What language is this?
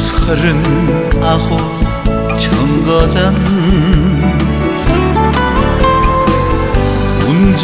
Korean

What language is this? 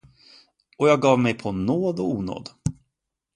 Swedish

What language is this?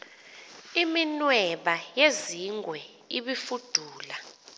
Xhosa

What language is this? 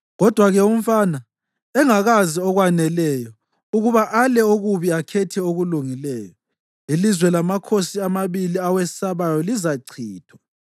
North Ndebele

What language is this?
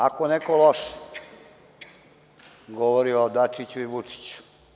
Serbian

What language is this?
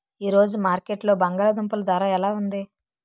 Telugu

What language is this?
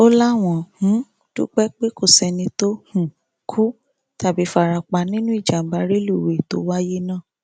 Yoruba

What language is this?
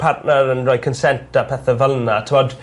Welsh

